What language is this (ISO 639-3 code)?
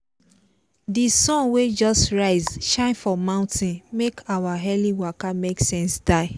pcm